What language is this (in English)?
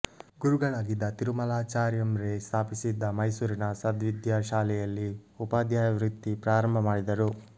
Kannada